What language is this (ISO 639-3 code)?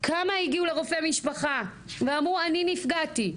heb